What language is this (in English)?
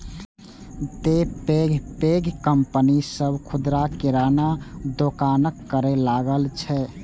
Maithili